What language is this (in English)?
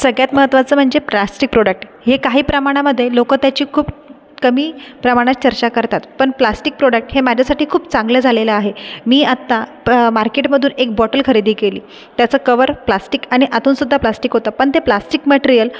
Marathi